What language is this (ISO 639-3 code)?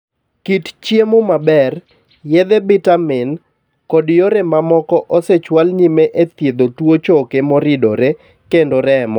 luo